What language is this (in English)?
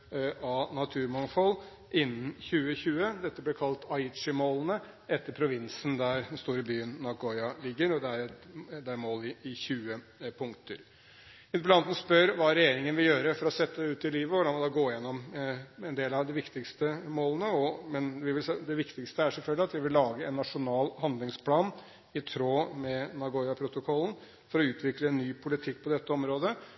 Norwegian Bokmål